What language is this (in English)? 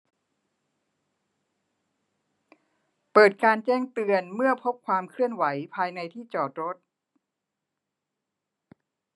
Thai